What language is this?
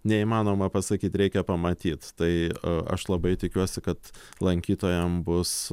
Lithuanian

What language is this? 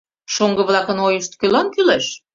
Mari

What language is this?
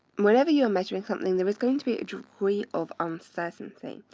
English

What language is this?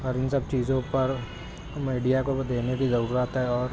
Urdu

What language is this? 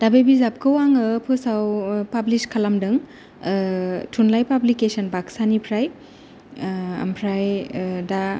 Bodo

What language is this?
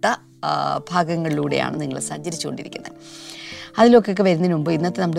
Malayalam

